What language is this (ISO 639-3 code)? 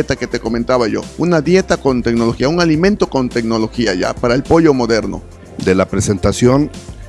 spa